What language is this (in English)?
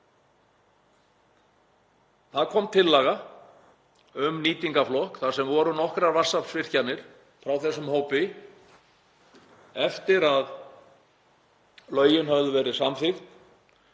Icelandic